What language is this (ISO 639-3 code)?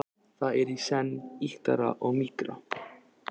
isl